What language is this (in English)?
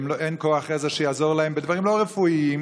Hebrew